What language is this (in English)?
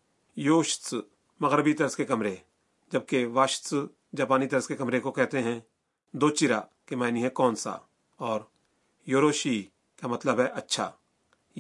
Urdu